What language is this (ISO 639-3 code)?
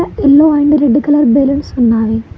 tel